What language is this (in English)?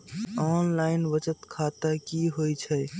Magahi